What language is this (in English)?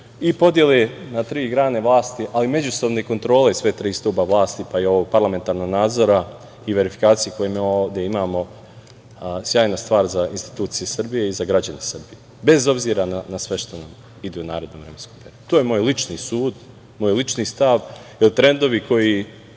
Serbian